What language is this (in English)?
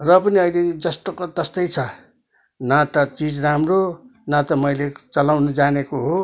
Nepali